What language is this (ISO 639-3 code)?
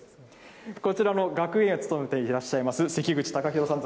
jpn